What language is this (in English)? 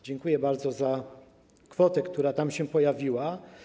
Polish